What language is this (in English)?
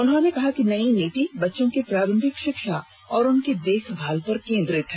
Hindi